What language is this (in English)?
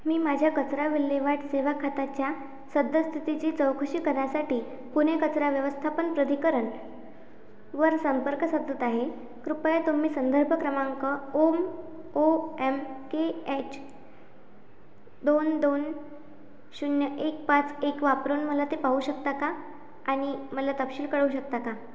Marathi